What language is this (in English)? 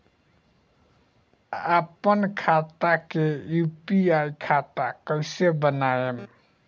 Bhojpuri